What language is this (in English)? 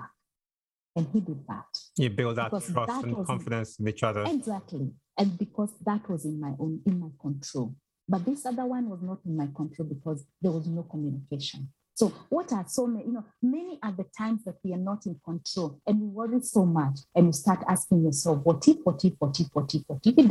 English